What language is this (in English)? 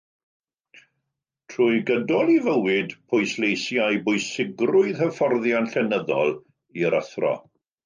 Welsh